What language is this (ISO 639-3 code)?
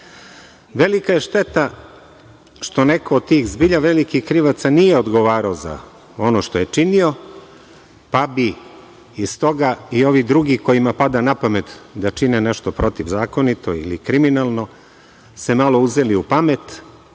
srp